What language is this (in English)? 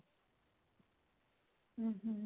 Punjabi